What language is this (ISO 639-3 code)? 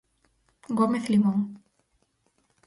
glg